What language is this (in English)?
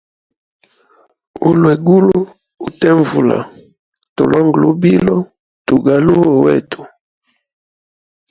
Hemba